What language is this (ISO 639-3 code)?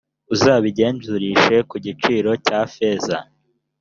kin